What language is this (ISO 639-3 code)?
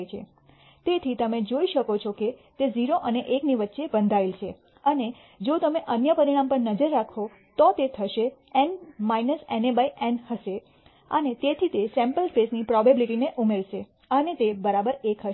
guj